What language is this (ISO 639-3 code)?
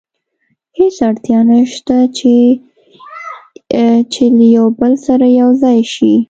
pus